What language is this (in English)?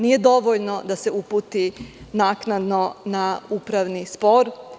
Serbian